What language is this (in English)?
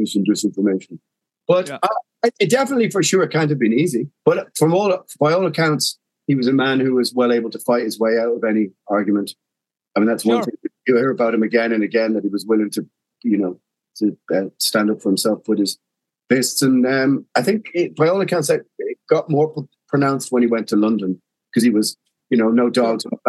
English